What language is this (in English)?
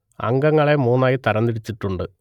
Malayalam